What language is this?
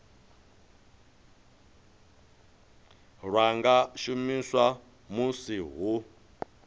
Venda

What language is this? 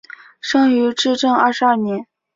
Chinese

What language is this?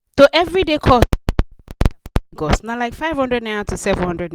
Nigerian Pidgin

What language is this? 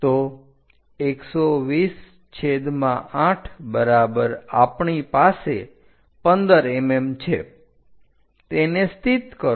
Gujarati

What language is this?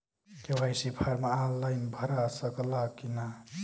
Bhojpuri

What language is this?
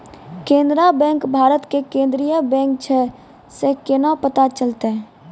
Maithili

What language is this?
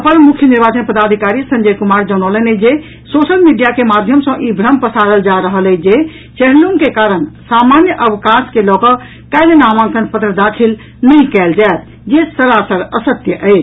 Maithili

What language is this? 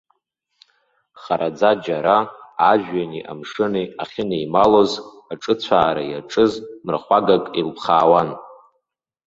Abkhazian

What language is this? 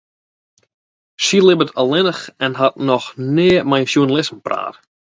Western Frisian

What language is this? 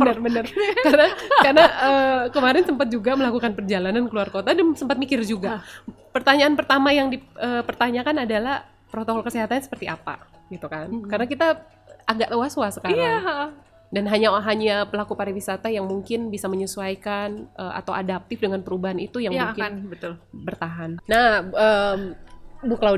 Indonesian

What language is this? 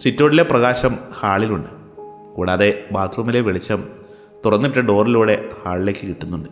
Malayalam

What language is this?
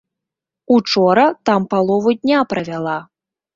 Belarusian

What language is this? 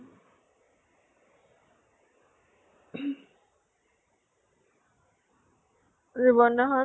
Assamese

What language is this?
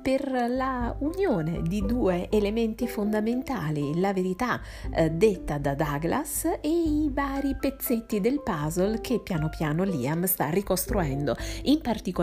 Italian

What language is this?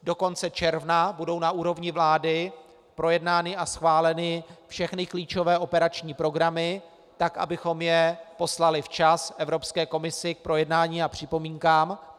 Czech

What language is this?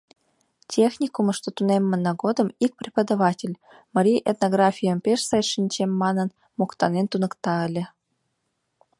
Mari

